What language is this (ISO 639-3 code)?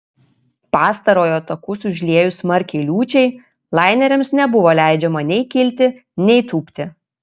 lit